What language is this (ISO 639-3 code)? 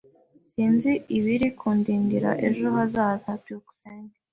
kin